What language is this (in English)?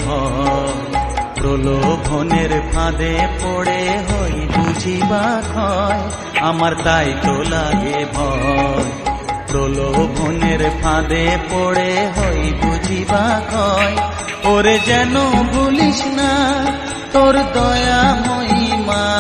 Hindi